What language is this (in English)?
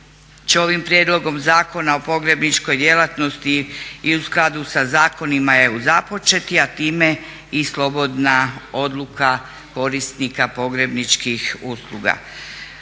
Croatian